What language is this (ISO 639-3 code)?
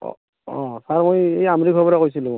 asm